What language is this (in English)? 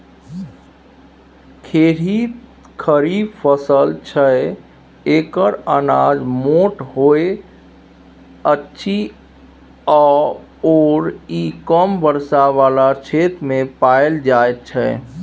Maithili